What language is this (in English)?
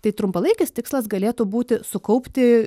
Lithuanian